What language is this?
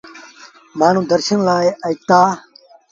Sindhi Bhil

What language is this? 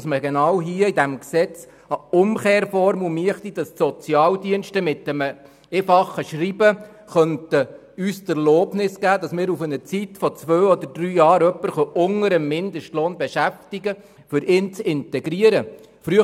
Swiss German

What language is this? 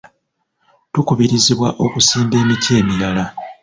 Ganda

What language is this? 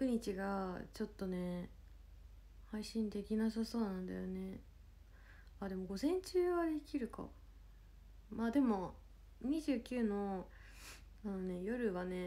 Japanese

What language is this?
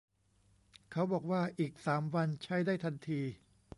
Thai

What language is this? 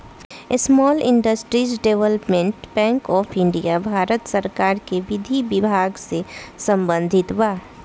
Bhojpuri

